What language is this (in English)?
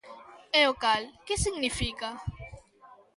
Galician